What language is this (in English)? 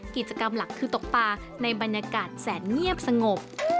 Thai